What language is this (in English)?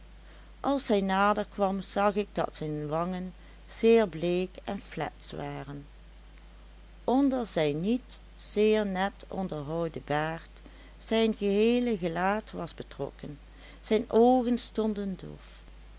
Dutch